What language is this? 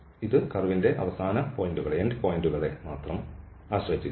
Malayalam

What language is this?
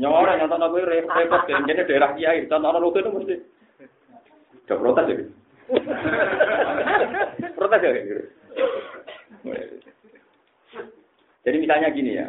Malay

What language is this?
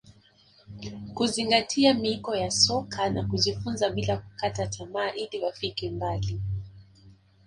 Swahili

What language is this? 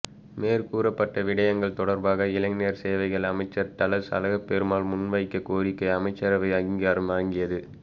Tamil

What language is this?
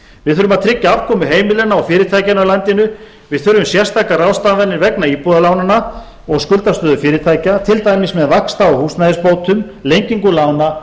Icelandic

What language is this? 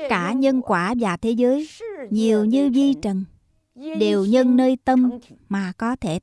Vietnamese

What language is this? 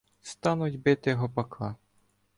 Ukrainian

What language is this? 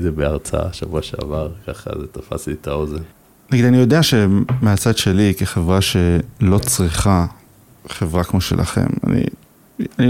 Hebrew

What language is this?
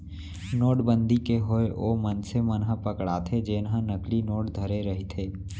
Chhattisgarhi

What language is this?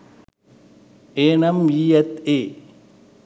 Sinhala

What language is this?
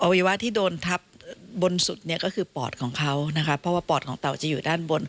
Thai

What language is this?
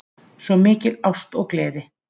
Icelandic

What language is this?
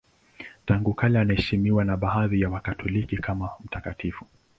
Swahili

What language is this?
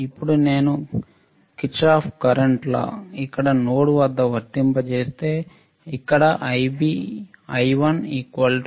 Telugu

